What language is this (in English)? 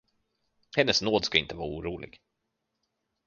Swedish